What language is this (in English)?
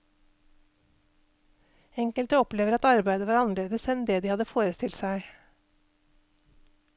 Norwegian